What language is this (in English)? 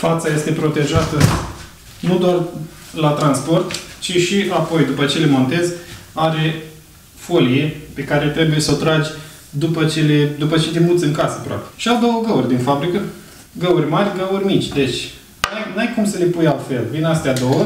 Romanian